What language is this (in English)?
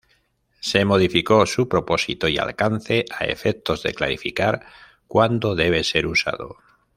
Spanish